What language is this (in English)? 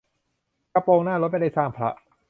Thai